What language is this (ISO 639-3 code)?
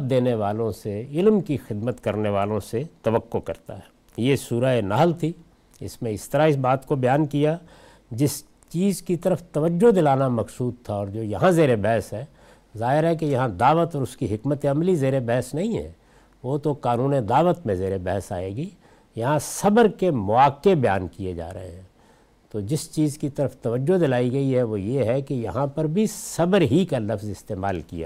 urd